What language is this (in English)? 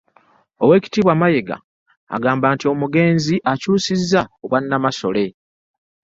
Ganda